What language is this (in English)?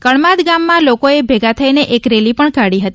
Gujarati